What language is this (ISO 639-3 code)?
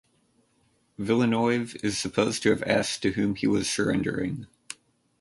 eng